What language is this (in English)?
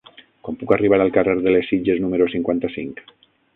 Catalan